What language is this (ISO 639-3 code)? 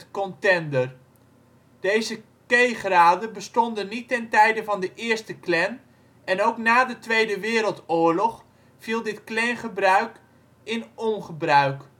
nld